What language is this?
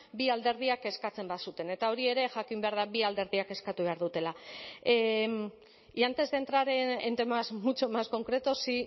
Basque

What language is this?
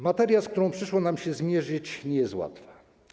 Polish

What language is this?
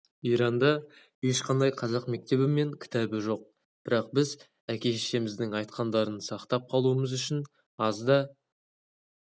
Kazakh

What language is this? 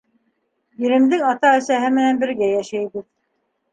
Bashkir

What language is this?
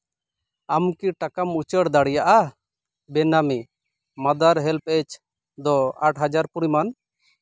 Santali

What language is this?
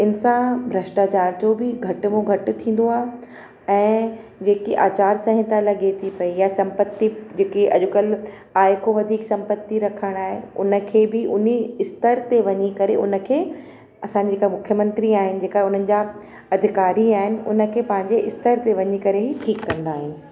Sindhi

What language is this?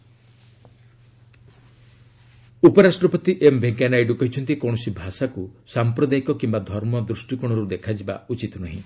Odia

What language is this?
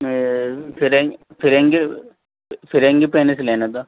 Urdu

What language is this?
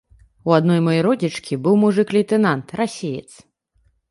Belarusian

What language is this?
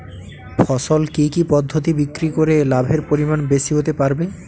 Bangla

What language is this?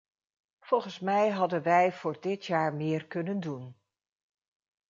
Dutch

